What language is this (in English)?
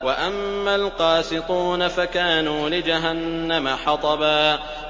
Arabic